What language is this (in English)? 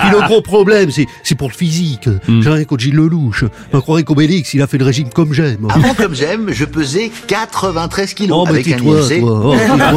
French